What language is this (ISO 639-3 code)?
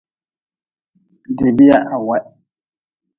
nmz